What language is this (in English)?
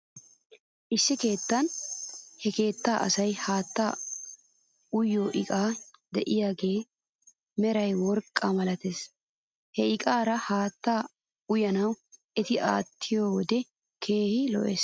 Wolaytta